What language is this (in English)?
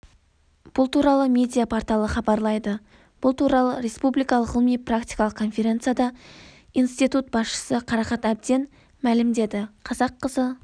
Kazakh